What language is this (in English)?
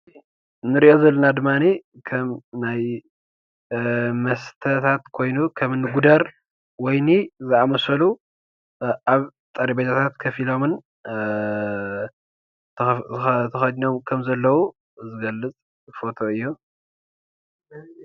Tigrinya